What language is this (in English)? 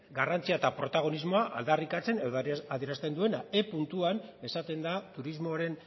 Basque